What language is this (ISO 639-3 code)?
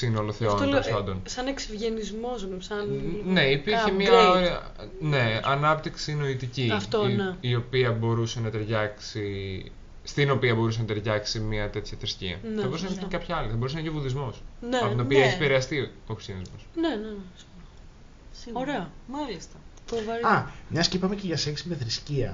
ell